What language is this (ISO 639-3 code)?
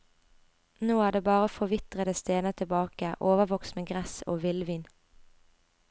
nor